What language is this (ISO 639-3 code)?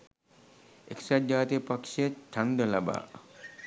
sin